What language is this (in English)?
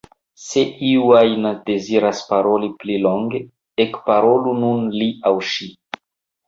Esperanto